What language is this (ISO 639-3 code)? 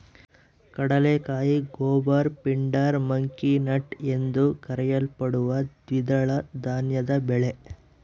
kan